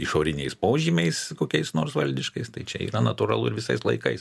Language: Lithuanian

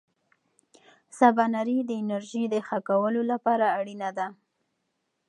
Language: Pashto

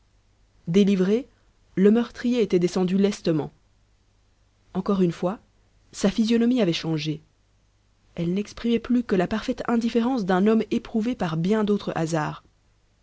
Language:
French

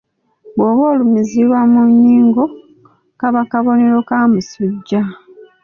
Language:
Ganda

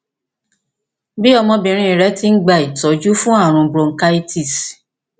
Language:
Yoruba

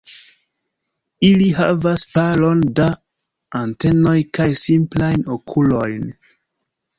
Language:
Esperanto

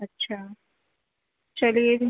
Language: Urdu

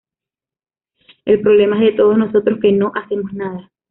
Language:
Spanish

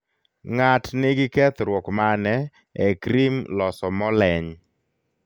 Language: Luo (Kenya and Tanzania)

